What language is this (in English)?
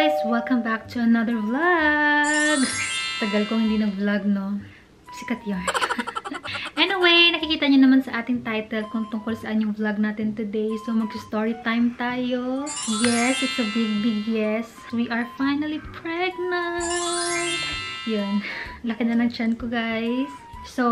Filipino